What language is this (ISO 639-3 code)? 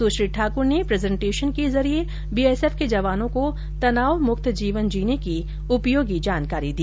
hin